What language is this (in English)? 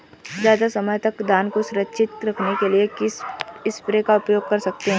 Hindi